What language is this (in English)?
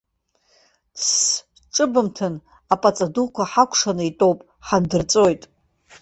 Abkhazian